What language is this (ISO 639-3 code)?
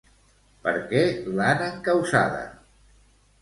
cat